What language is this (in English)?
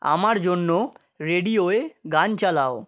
Bangla